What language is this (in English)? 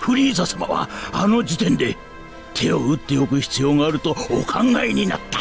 Japanese